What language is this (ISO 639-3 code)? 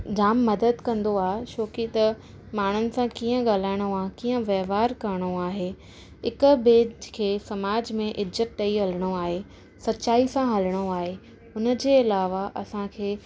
snd